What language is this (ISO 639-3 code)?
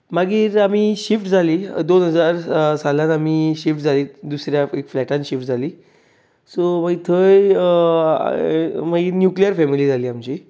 kok